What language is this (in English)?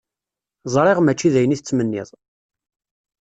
Kabyle